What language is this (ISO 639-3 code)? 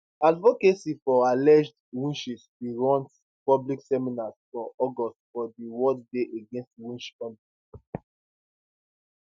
pcm